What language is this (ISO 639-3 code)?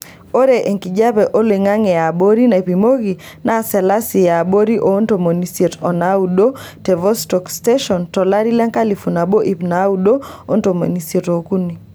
mas